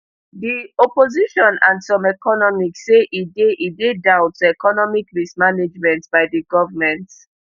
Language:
Nigerian Pidgin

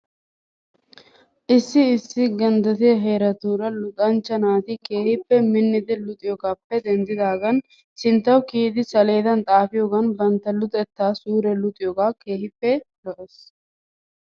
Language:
Wolaytta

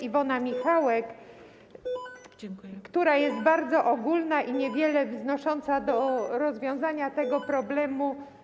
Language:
Polish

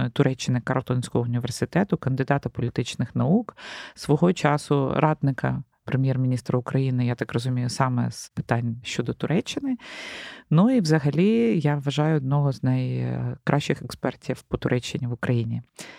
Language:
Ukrainian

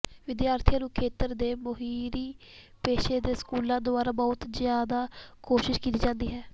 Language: Punjabi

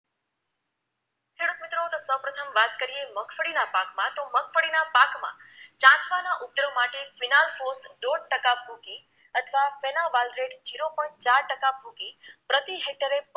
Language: Gujarati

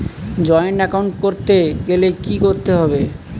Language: Bangla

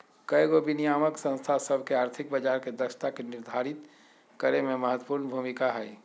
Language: Magahi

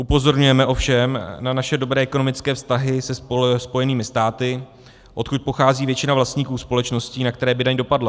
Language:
Czech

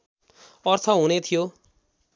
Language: Nepali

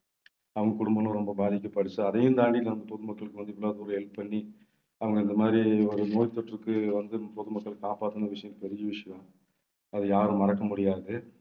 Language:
Tamil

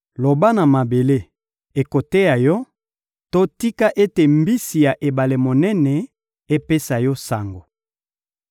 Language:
Lingala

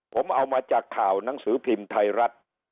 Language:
Thai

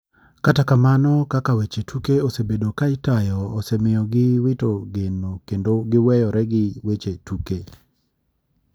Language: Luo (Kenya and Tanzania)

